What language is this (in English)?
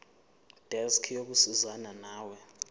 Zulu